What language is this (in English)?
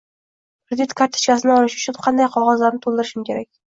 Uzbek